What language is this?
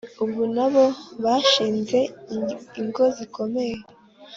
Kinyarwanda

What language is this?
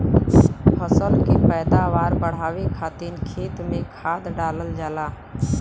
Bhojpuri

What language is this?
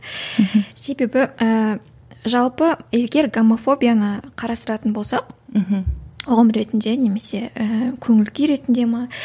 Kazakh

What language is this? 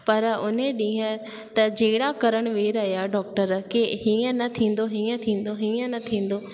Sindhi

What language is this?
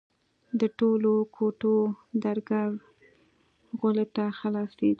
Pashto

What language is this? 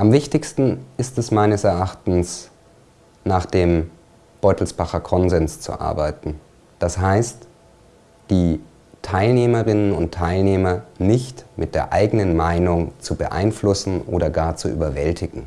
German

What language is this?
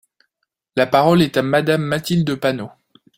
French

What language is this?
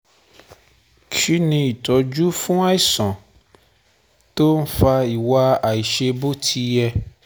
Yoruba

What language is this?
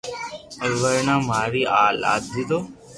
Loarki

